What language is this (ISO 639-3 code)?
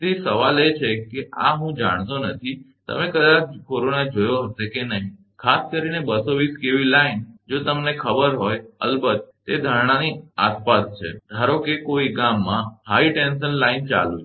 guj